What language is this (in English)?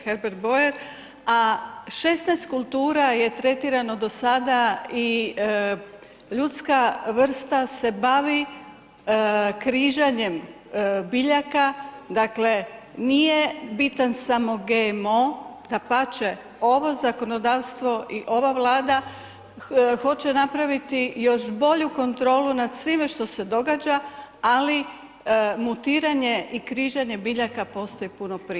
Croatian